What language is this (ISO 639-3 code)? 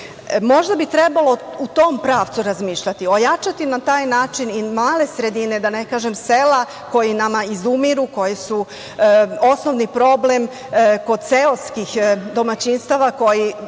srp